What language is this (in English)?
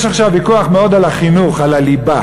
Hebrew